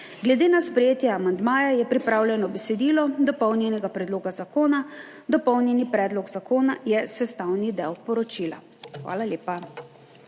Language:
Slovenian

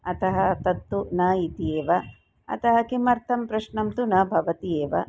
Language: Sanskrit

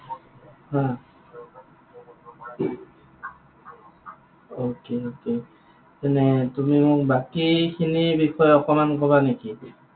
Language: Assamese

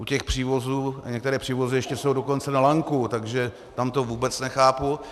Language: Czech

